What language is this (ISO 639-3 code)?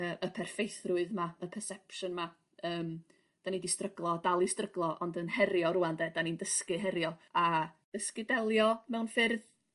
cym